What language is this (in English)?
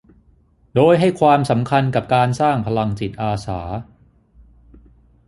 Thai